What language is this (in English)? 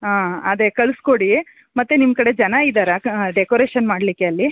Kannada